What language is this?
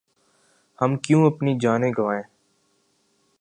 Urdu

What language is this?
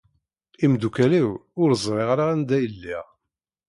Kabyle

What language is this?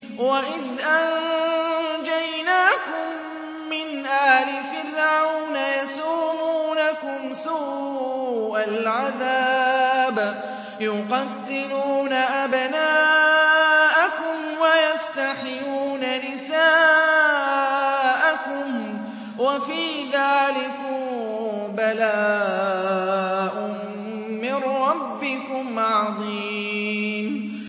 Arabic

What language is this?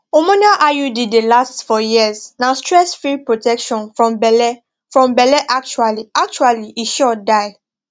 Nigerian Pidgin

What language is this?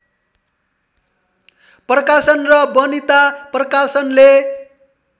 Nepali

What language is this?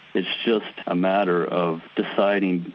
English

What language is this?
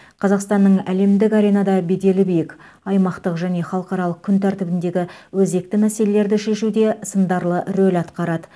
Kazakh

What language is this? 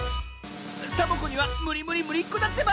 Japanese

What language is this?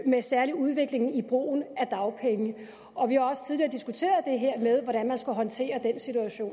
Danish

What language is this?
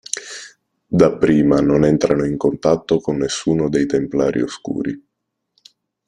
Italian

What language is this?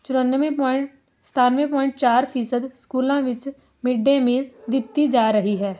Punjabi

